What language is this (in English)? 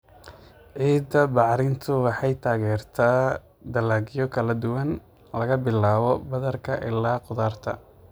Somali